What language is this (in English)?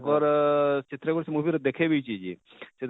Odia